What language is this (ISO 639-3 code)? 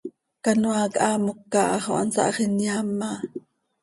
sei